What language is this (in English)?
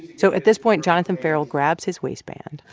English